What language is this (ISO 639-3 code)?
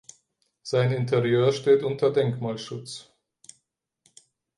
deu